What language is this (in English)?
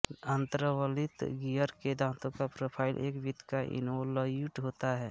Hindi